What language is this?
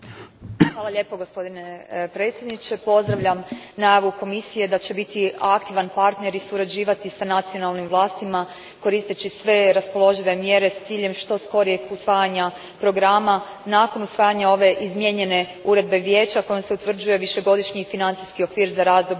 Croatian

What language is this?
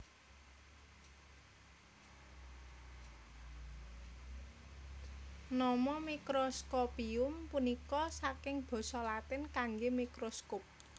Javanese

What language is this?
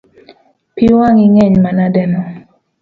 Luo (Kenya and Tanzania)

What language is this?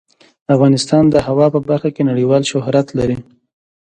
Pashto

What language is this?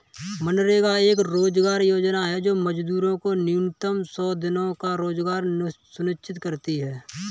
Hindi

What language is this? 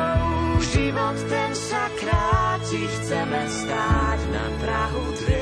Slovak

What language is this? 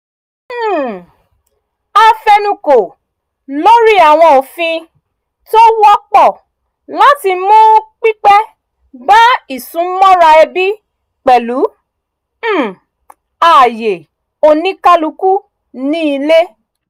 Yoruba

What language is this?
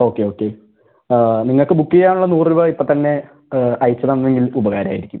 Malayalam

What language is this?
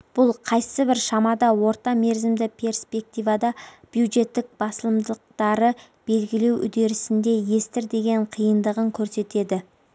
Kazakh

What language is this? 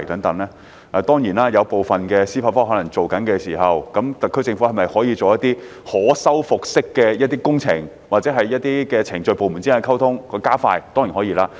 Cantonese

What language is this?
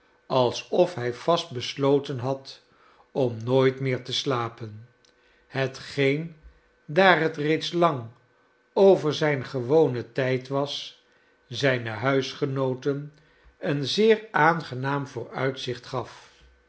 Dutch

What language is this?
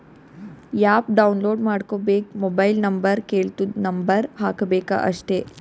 Kannada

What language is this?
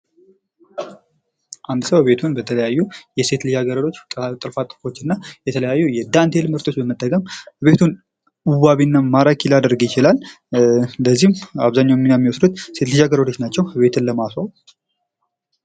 Amharic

